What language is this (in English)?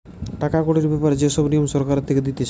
Bangla